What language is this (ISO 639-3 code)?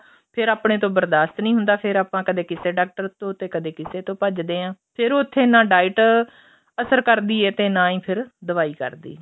pan